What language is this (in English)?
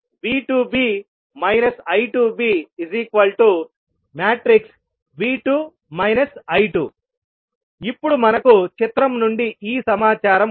Telugu